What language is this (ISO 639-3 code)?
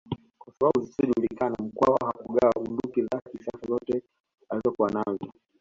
swa